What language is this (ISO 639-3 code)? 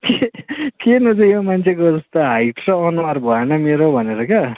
nep